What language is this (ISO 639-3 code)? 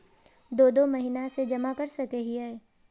mag